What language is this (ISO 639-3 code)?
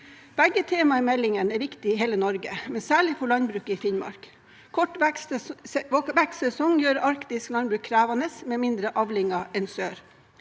nor